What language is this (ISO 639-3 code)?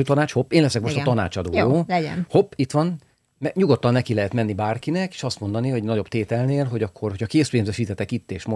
hun